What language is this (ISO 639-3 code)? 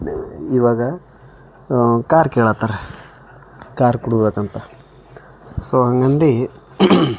kan